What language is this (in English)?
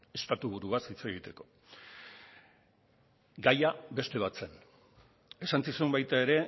Basque